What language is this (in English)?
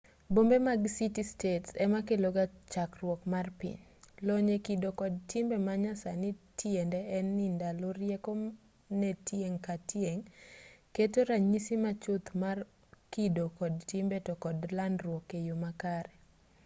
Luo (Kenya and Tanzania)